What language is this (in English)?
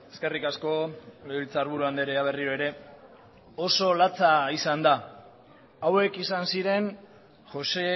Basque